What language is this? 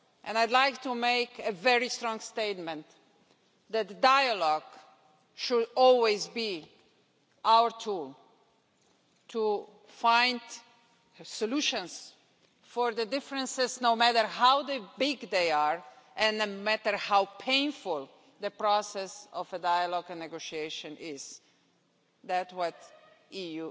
English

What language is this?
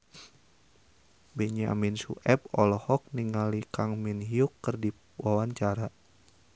Sundanese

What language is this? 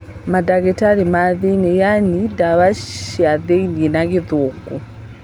Kikuyu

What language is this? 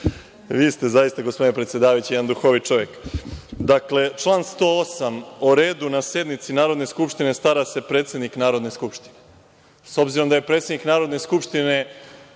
Serbian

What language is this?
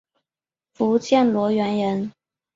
Chinese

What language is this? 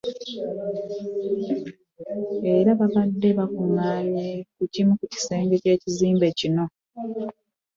Ganda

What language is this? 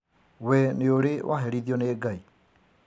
Kikuyu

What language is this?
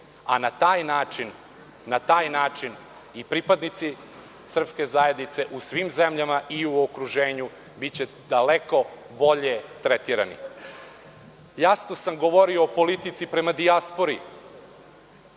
Serbian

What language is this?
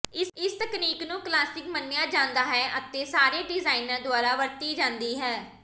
Punjabi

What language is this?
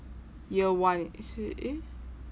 English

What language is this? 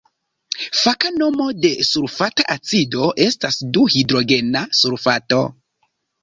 Esperanto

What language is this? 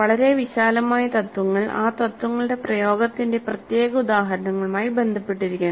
Malayalam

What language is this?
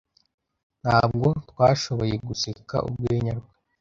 Kinyarwanda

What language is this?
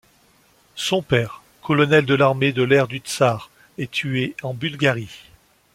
French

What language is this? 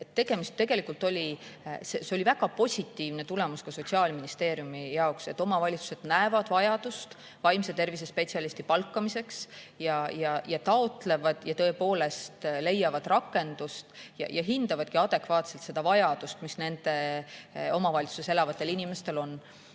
Estonian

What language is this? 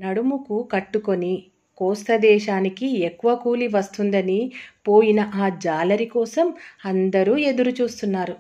Telugu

